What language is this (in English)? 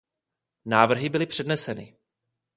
Czech